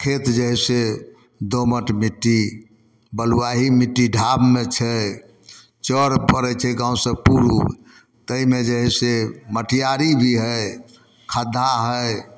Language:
Maithili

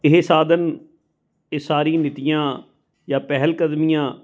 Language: Punjabi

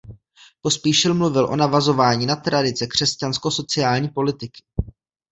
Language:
Czech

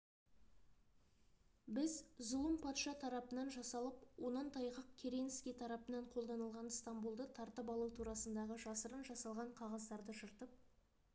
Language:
Kazakh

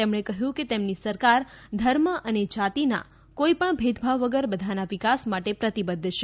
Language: Gujarati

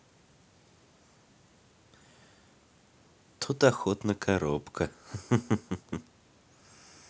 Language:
Russian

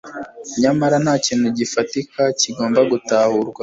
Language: Kinyarwanda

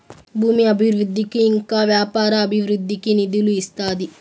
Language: Telugu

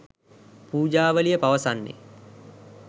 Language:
Sinhala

